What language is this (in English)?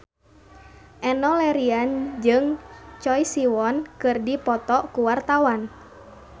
Sundanese